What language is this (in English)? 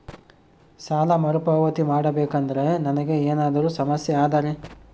Kannada